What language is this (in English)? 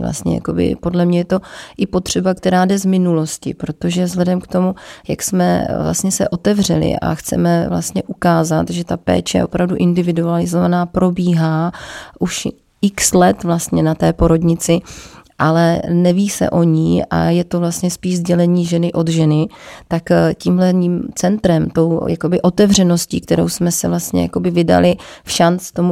Czech